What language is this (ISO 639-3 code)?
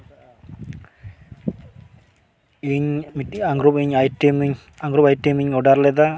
sat